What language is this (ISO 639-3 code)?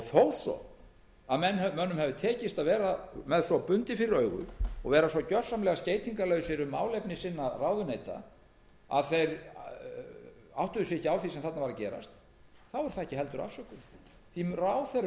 isl